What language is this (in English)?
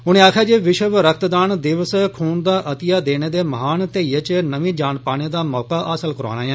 Dogri